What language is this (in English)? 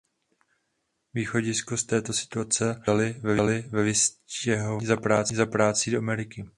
Czech